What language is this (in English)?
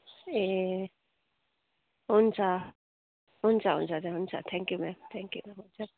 Nepali